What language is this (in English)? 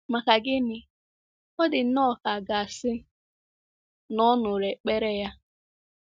Igbo